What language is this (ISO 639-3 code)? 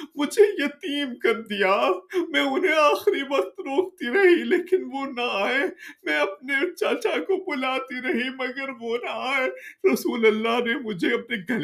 urd